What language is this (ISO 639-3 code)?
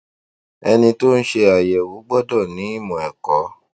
yor